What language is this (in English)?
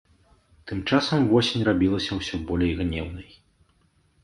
Belarusian